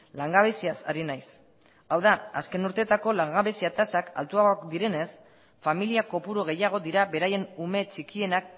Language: Basque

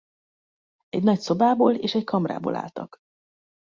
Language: Hungarian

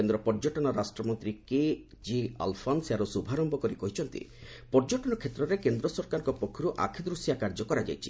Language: Odia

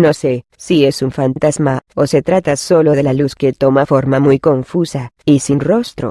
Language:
Spanish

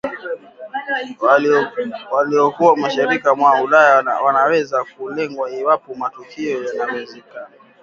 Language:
Swahili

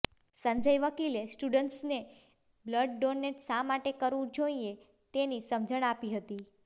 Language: Gujarati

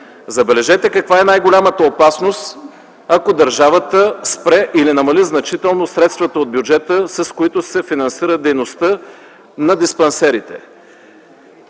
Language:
Bulgarian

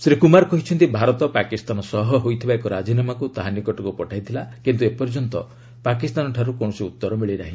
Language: Odia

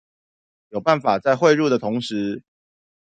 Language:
Chinese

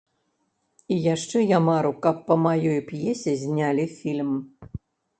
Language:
Belarusian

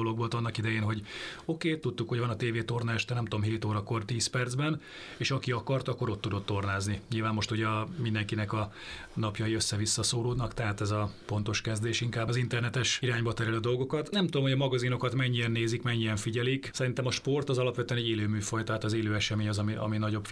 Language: Hungarian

